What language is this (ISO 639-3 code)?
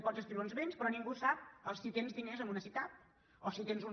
cat